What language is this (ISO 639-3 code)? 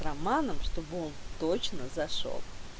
rus